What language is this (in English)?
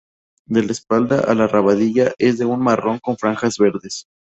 Spanish